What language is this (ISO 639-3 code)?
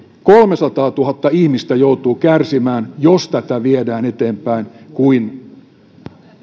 fin